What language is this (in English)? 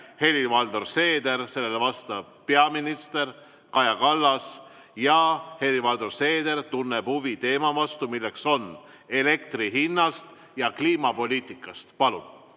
Estonian